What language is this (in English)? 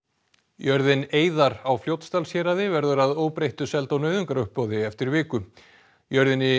Icelandic